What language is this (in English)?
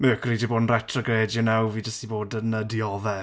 Welsh